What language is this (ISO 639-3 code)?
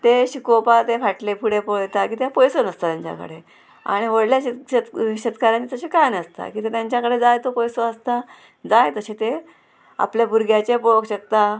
kok